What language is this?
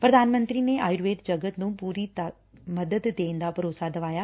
Punjabi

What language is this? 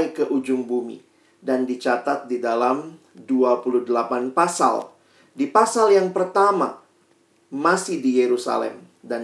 Indonesian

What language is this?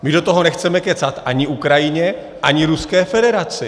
Czech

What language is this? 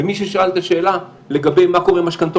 Hebrew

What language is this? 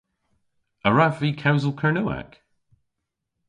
Cornish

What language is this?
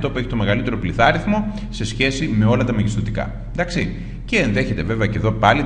Greek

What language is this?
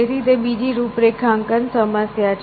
Gujarati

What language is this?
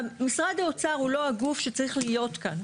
Hebrew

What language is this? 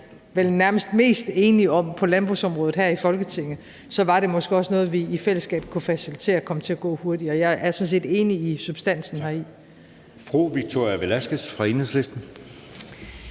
Danish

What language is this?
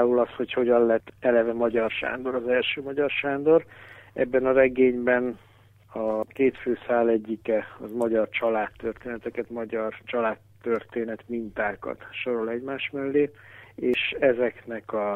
Hungarian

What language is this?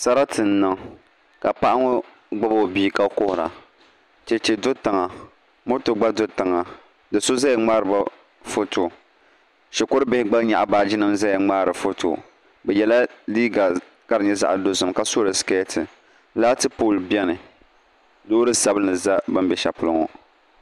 Dagbani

